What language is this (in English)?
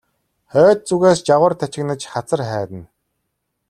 Mongolian